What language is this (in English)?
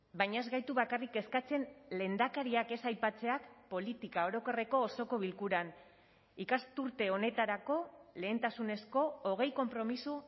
Basque